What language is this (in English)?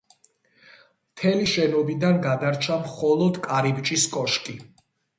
Georgian